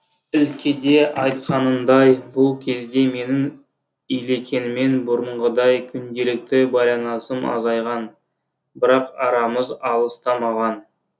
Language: Kazakh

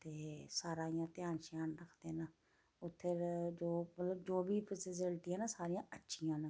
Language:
Dogri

